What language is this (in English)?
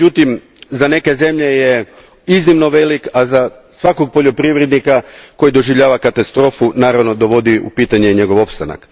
Croatian